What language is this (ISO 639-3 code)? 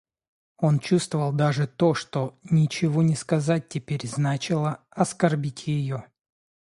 rus